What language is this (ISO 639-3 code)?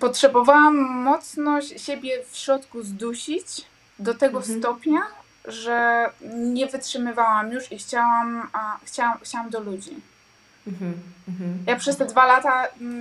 pol